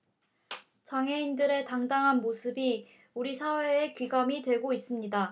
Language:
Korean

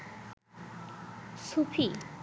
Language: Bangla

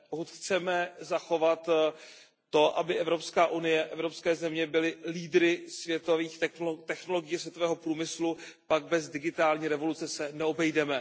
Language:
Czech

